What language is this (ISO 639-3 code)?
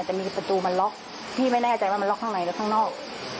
tha